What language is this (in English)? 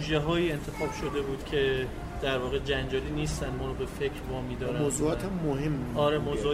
Persian